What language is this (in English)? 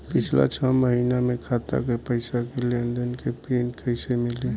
Bhojpuri